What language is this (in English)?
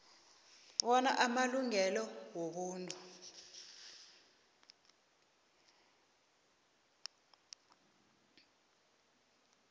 South Ndebele